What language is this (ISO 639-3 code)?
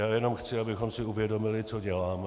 ces